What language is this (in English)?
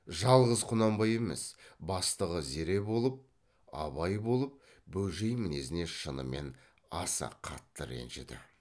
Kazakh